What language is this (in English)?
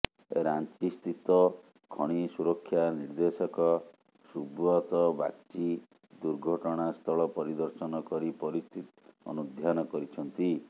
Odia